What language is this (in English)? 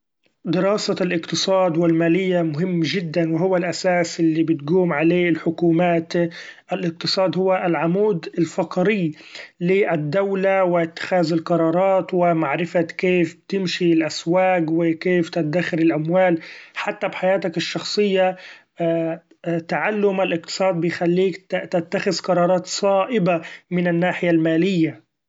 Gulf Arabic